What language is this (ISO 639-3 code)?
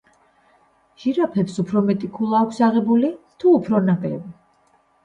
kat